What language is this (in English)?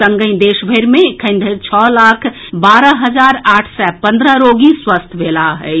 Maithili